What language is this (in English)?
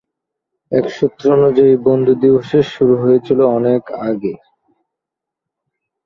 Bangla